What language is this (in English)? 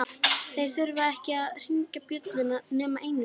Icelandic